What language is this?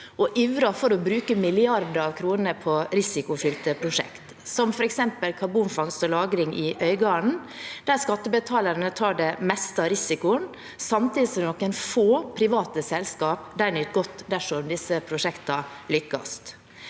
Norwegian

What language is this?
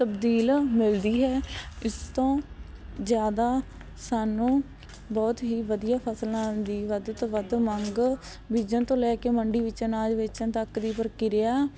Punjabi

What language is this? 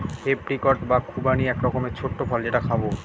Bangla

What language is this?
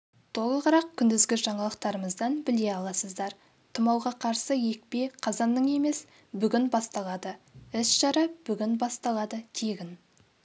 Kazakh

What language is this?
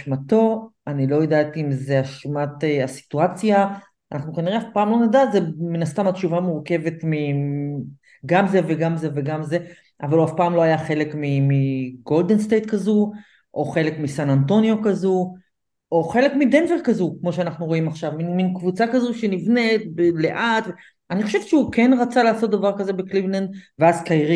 Hebrew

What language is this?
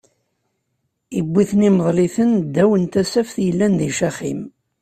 Kabyle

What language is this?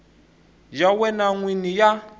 Tsonga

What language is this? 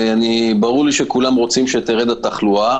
Hebrew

